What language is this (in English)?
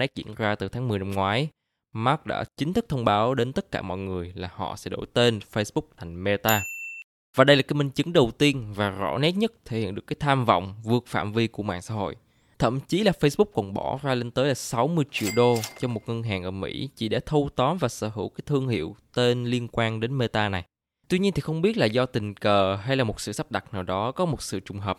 Vietnamese